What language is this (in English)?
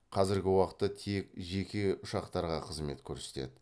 Kazakh